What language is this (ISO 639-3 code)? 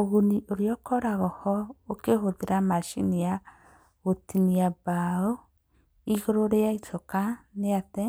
kik